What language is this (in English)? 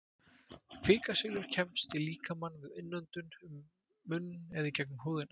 Icelandic